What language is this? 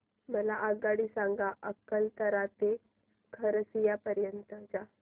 Marathi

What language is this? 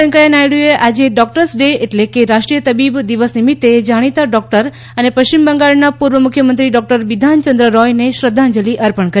Gujarati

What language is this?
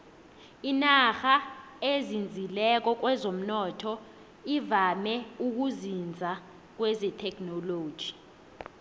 South Ndebele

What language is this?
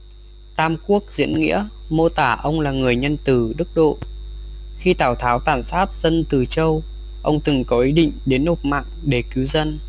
Vietnamese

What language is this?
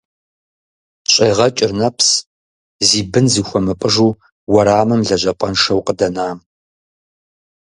Kabardian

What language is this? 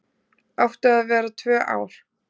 Icelandic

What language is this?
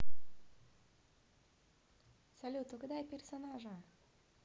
Russian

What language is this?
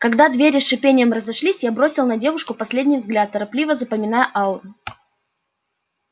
Russian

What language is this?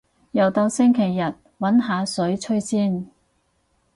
Cantonese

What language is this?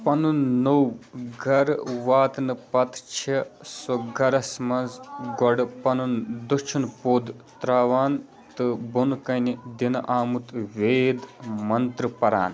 Kashmiri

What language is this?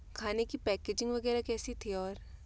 Hindi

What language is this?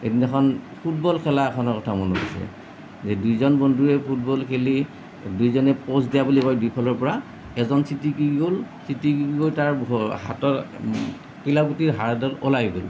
Assamese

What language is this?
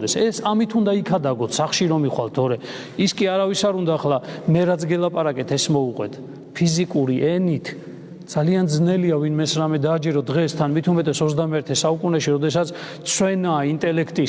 Turkish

